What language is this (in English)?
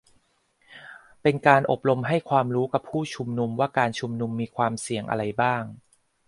Thai